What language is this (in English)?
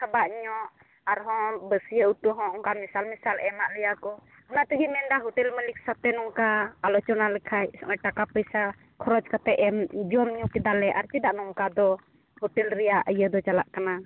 Santali